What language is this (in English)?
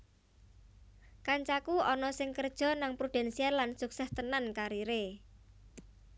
Javanese